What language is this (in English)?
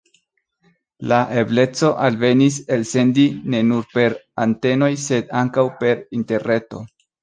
Esperanto